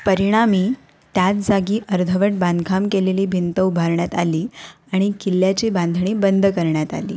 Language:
Marathi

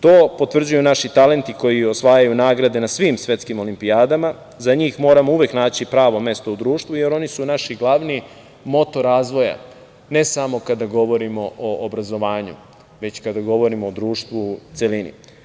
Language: Serbian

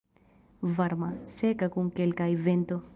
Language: Esperanto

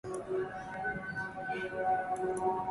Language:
Swahili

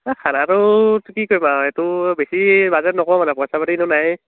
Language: Assamese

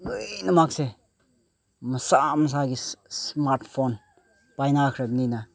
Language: Manipuri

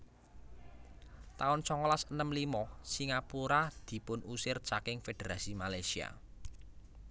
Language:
Javanese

